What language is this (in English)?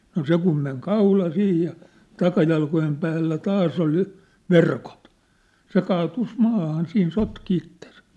Finnish